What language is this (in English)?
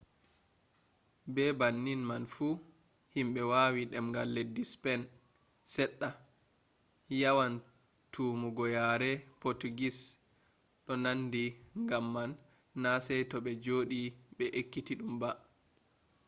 Fula